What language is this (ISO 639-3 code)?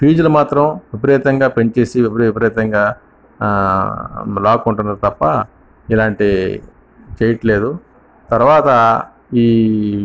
tel